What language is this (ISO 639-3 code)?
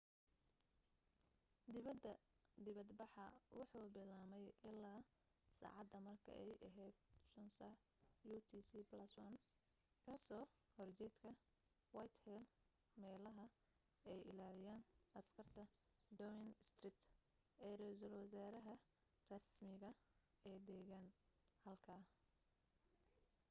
som